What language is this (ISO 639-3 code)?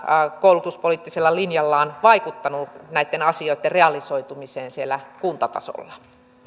fin